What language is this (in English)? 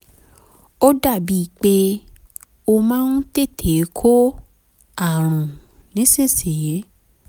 Yoruba